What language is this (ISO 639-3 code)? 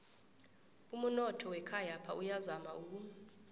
nbl